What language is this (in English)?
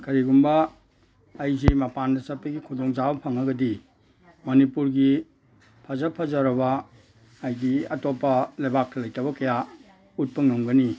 Manipuri